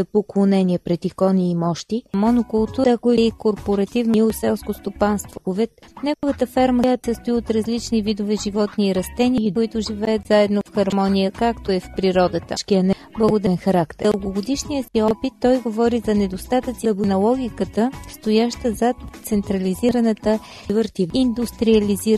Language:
Bulgarian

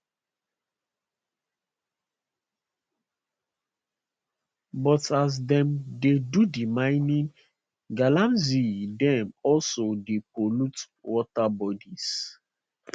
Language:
Nigerian Pidgin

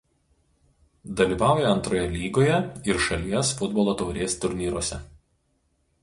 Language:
Lithuanian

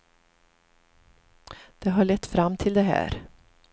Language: Swedish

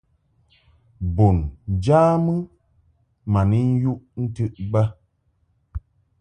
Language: Mungaka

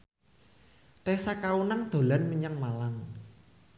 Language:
Javanese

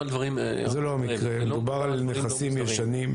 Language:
Hebrew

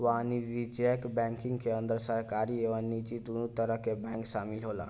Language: Bhojpuri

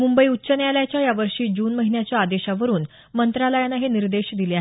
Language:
Marathi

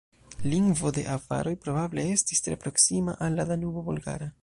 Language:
Esperanto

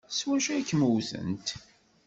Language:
Kabyle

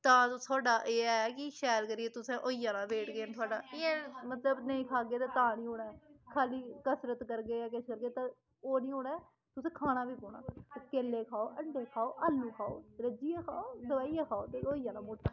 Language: Dogri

